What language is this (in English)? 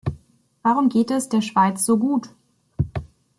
German